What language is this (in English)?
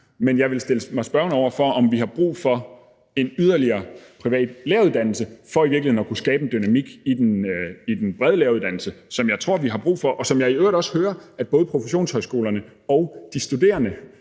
Danish